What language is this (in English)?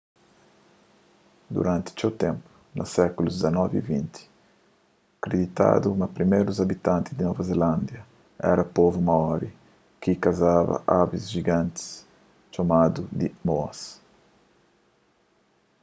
Kabuverdianu